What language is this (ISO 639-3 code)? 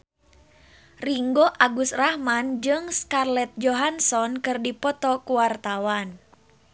sun